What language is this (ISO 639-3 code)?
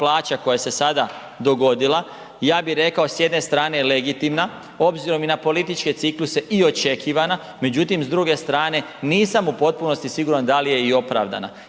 hrv